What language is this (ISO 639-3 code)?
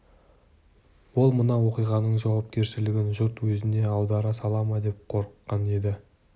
kaz